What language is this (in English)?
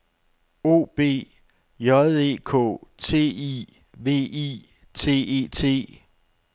Danish